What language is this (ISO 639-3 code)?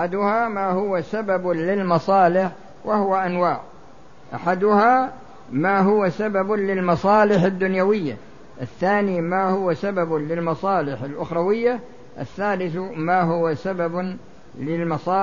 ara